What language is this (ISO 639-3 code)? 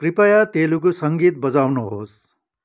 nep